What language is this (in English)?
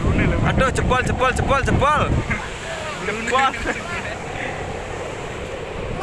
Indonesian